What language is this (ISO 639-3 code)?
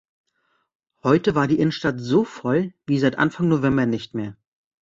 deu